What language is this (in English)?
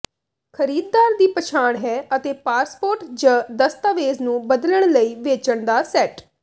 Punjabi